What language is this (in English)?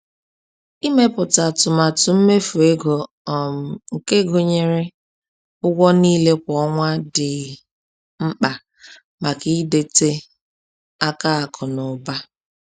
Igbo